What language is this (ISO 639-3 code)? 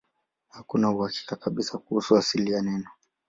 swa